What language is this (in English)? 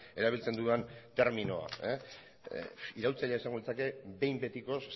Basque